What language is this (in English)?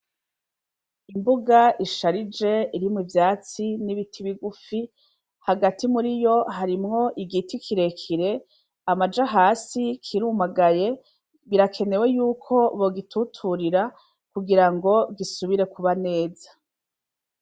Rundi